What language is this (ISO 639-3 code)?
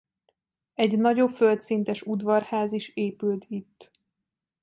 hun